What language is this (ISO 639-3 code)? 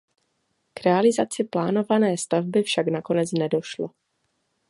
ces